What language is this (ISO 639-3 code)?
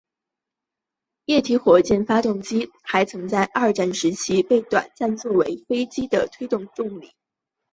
zho